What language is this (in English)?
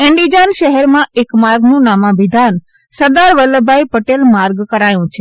Gujarati